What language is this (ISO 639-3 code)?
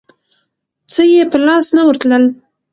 pus